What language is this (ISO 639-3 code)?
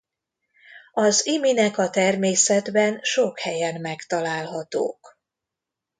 hun